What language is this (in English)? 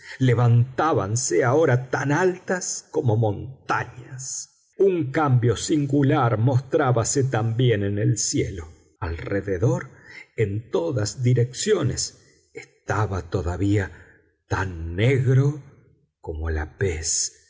Spanish